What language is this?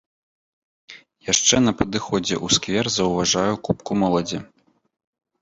Belarusian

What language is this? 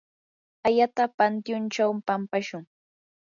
Yanahuanca Pasco Quechua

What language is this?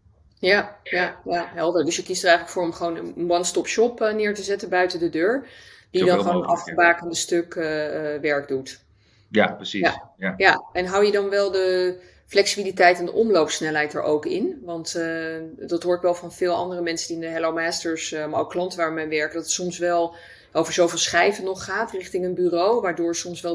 Dutch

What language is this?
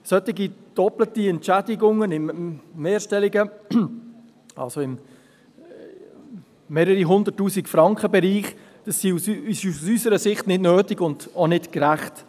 Swiss German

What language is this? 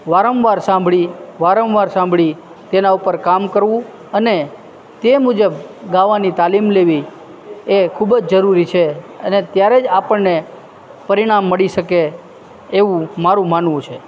Gujarati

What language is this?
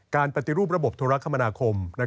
Thai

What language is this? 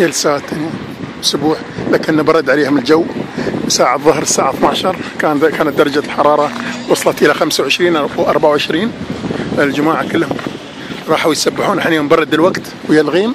Arabic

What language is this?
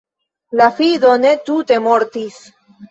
Esperanto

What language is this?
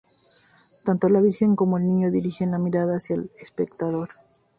Spanish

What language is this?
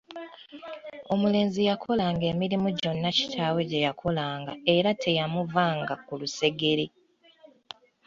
Ganda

